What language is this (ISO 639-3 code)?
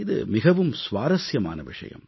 tam